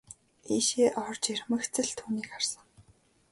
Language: Mongolian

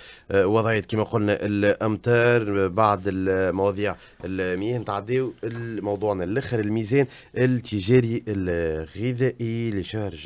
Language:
Arabic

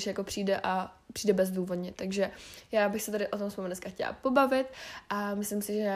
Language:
Czech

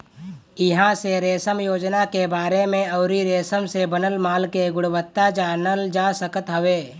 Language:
Bhojpuri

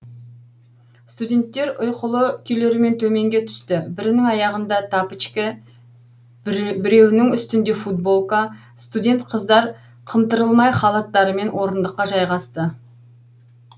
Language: Kazakh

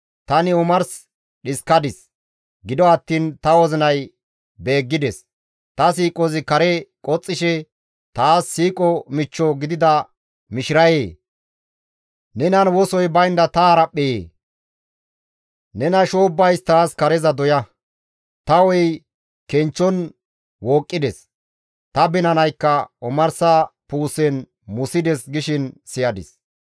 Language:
Gamo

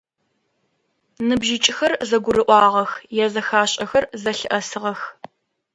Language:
Adyghe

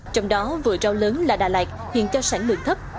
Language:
Vietnamese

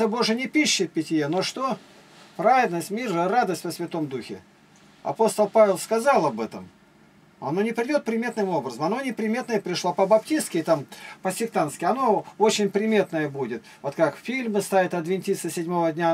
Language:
Russian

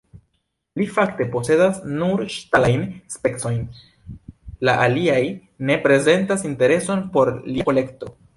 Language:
Esperanto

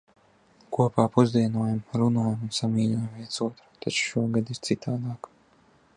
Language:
Latvian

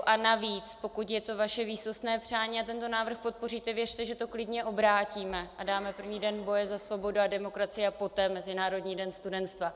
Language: Czech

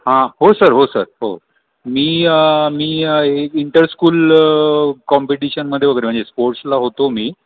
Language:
Marathi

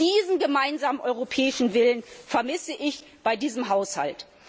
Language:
German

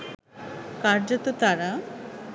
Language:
Bangla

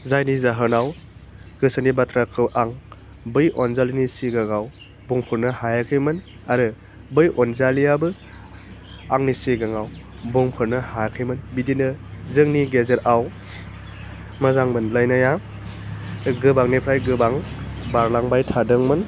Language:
Bodo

